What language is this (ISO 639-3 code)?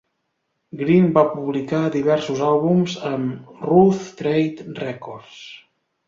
cat